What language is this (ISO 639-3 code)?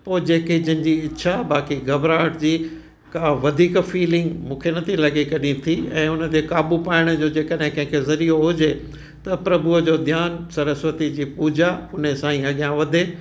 snd